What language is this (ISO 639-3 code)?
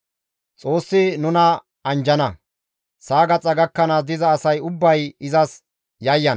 gmv